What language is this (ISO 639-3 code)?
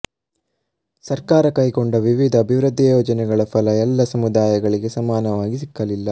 kan